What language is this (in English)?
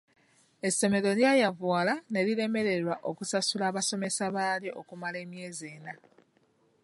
Ganda